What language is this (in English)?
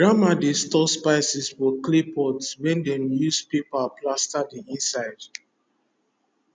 Nigerian Pidgin